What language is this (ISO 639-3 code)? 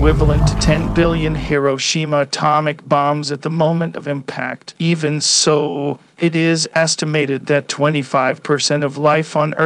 eng